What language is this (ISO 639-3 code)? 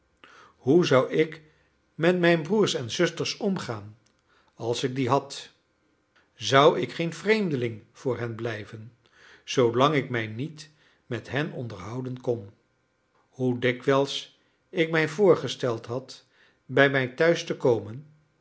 nld